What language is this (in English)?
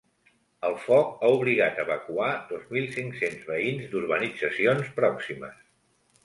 Catalan